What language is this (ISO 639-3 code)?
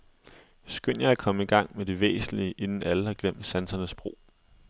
dan